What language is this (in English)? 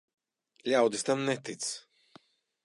Latvian